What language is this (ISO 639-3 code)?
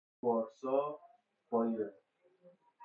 fas